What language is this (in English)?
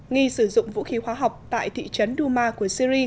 Vietnamese